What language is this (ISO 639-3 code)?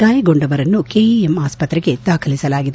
kan